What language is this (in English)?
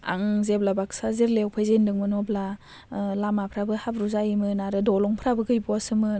Bodo